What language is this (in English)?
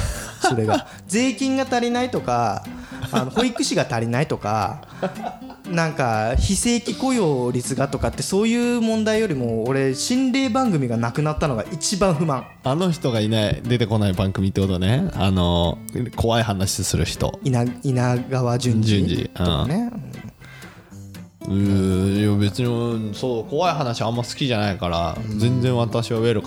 Japanese